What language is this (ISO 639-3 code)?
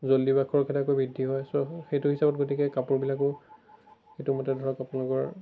asm